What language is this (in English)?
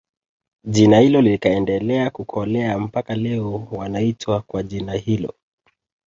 Swahili